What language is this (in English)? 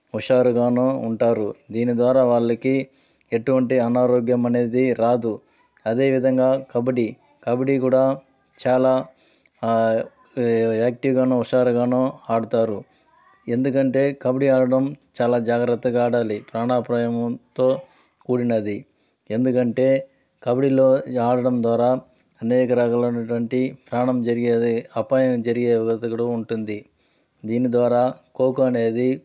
Telugu